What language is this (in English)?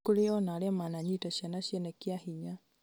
Kikuyu